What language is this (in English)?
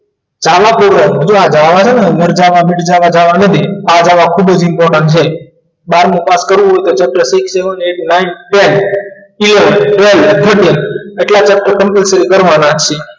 Gujarati